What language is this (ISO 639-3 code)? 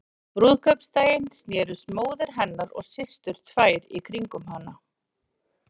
isl